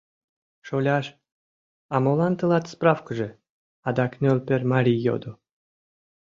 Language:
Mari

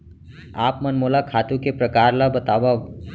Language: Chhattisgarhi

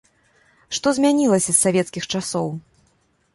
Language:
Belarusian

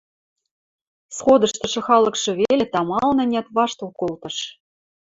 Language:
Western Mari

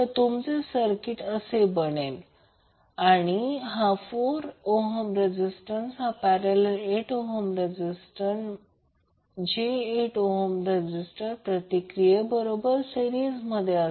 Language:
Marathi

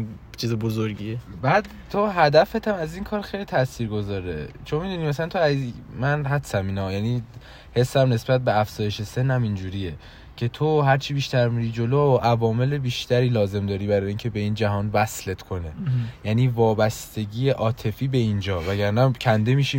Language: Persian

